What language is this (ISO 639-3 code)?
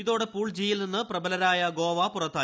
mal